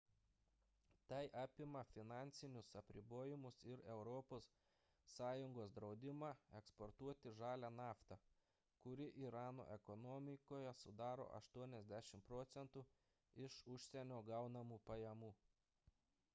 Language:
Lithuanian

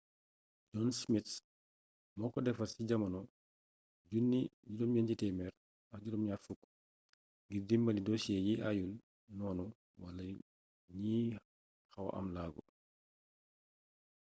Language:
Wolof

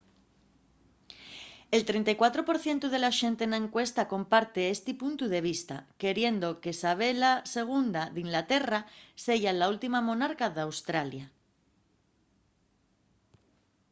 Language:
Asturian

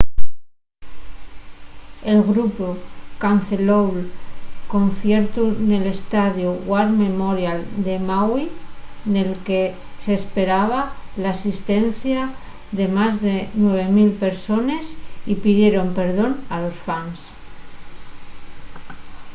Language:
Asturian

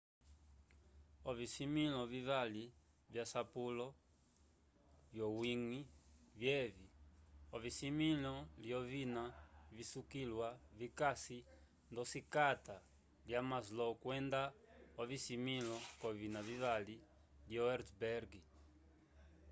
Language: Umbundu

